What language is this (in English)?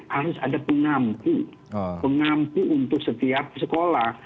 Indonesian